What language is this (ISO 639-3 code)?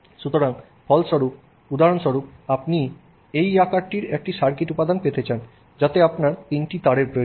ben